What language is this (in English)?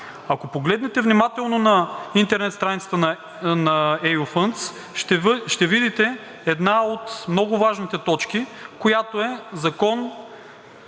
Bulgarian